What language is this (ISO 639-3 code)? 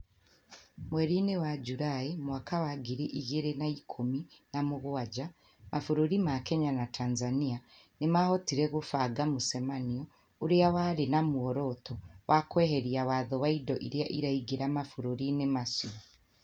kik